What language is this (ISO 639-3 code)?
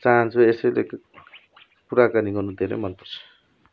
nep